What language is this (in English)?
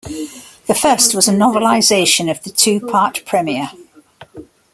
English